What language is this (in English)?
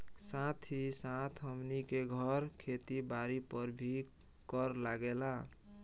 Bhojpuri